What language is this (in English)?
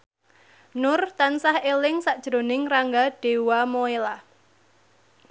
Javanese